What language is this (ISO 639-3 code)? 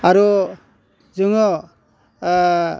brx